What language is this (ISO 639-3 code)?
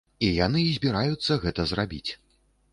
bel